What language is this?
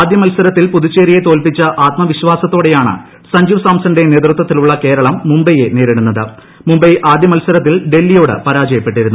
Malayalam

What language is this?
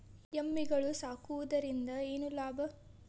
Kannada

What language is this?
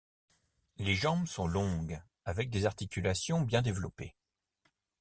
French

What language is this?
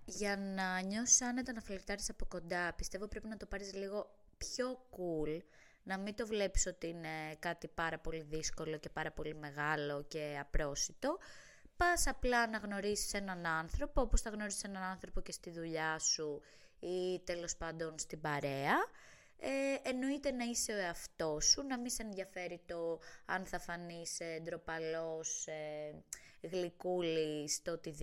Greek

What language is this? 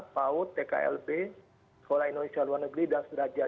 Indonesian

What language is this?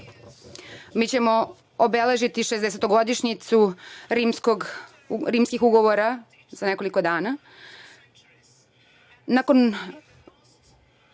Serbian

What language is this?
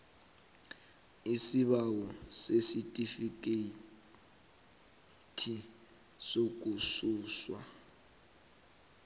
South Ndebele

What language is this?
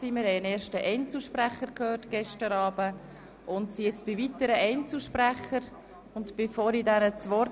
Swiss German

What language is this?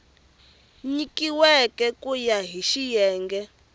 Tsonga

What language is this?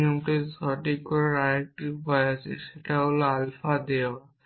Bangla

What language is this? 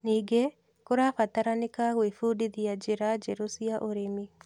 Kikuyu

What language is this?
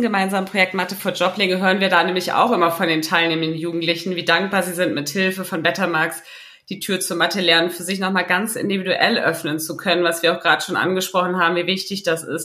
German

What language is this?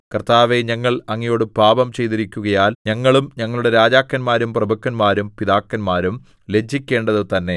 Malayalam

